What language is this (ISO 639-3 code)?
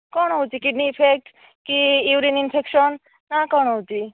ori